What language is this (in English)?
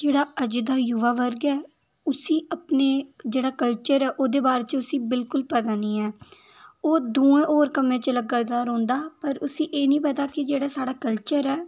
Dogri